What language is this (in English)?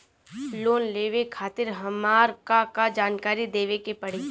Bhojpuri